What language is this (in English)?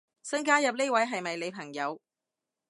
Cantonese